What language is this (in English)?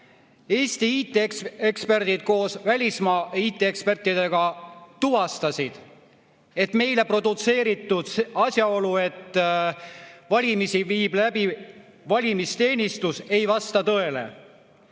Estonian